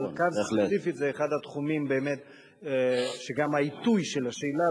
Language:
Hebrew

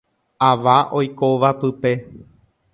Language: Guarani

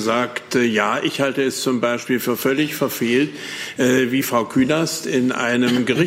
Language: German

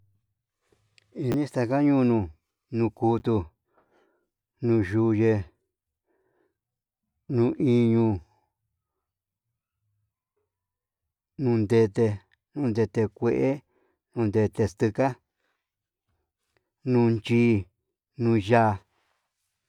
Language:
Yutanduchi Mixtec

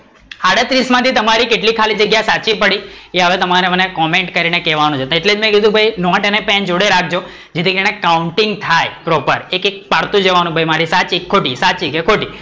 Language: Gujarati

